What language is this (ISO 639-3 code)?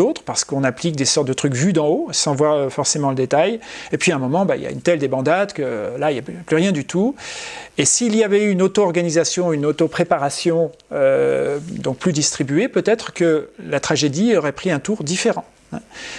fra